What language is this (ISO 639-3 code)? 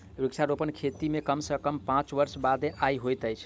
mai